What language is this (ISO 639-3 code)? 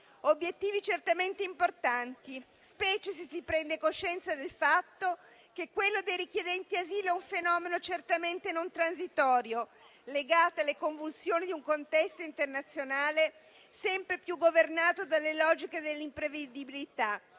ita